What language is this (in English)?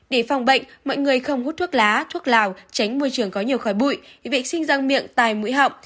Vietnamese